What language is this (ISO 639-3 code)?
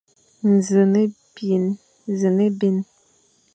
fan